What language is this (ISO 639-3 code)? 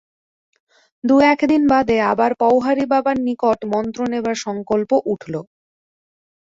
ben